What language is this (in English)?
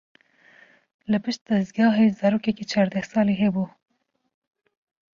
Kurdish